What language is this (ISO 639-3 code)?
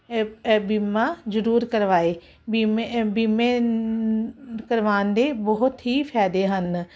pan